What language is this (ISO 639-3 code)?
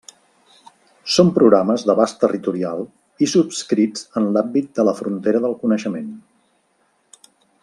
cat